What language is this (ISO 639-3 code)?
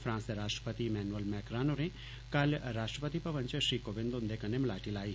doi